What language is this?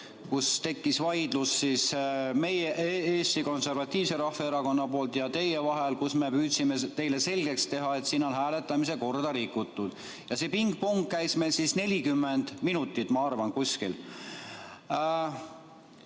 Estonian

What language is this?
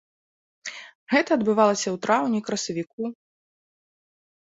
Belarusian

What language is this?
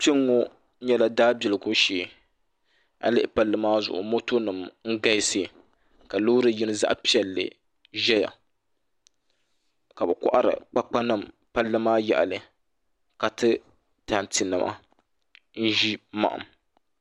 Dagbani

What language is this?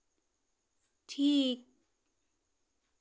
Santali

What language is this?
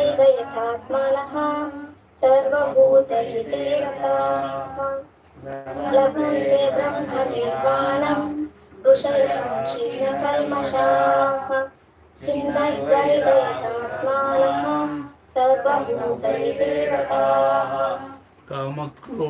Kannada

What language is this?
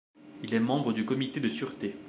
French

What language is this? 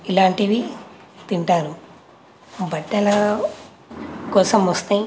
Telugu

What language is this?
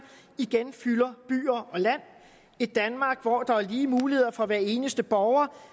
Danish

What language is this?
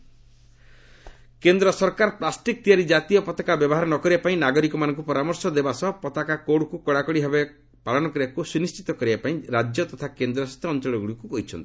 Odia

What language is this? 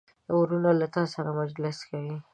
Pashto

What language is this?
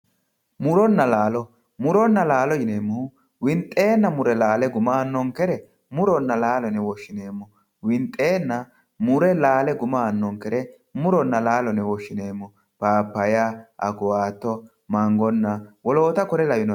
Sidamo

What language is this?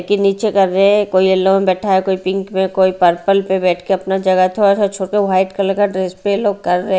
Hindi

